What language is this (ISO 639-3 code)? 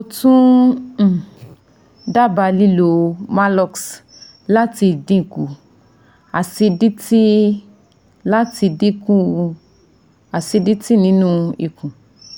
yor